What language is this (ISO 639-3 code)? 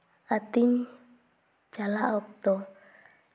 sat